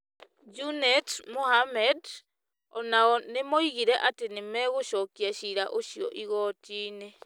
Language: Kikuyu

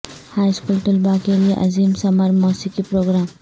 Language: Urdu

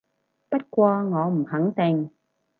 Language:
Cantonese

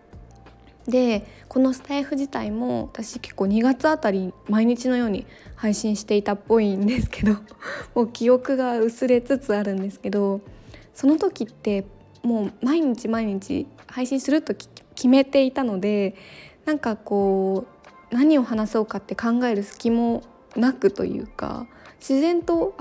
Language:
Japanese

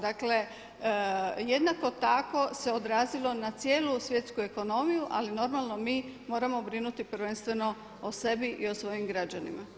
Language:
Croatian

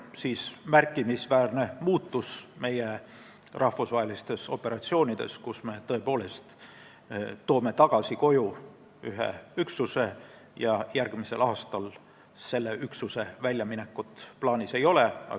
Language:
Estonian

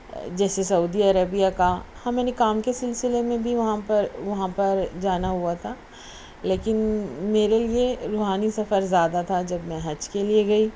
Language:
Urdu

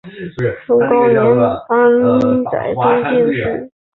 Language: Chinese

